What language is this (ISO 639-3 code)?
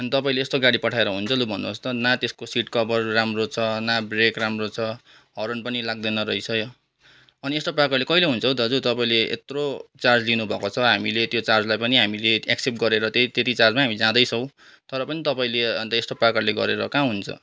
nep